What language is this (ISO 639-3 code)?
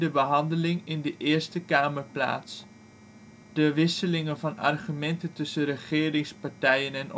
nld